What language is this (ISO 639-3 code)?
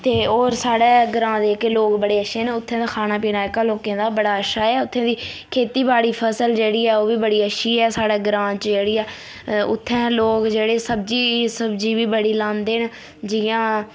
doi